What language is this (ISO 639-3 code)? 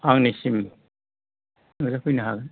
brx